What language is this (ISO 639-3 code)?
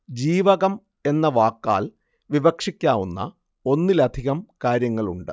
mal